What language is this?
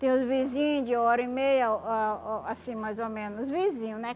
Portuguese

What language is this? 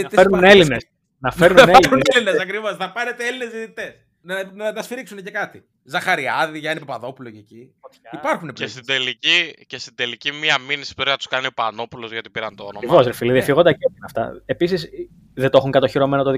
Greek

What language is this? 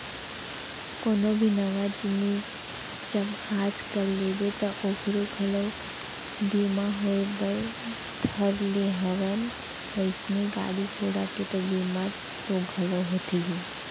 Chhattisgarhi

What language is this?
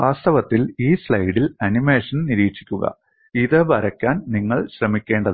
Malayalam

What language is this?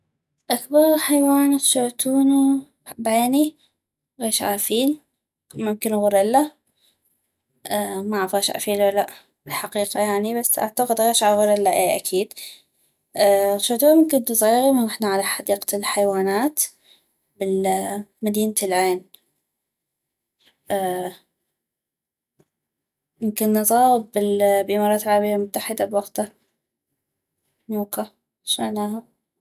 North Mesopotamian Arabic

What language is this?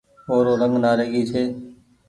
Goaria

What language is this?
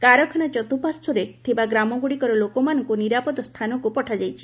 Odia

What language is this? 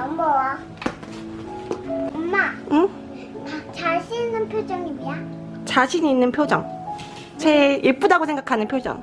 Korean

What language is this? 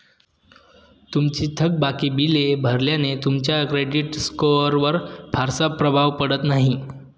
Marathi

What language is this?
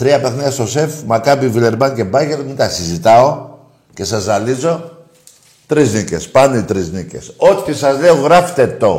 Greek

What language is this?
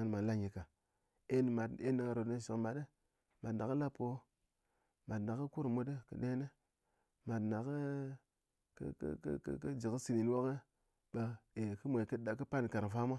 Ngas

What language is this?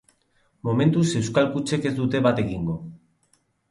Basque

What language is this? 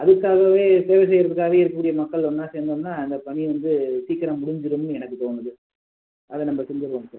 Tamil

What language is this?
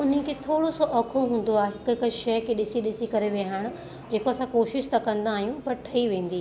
Sindhi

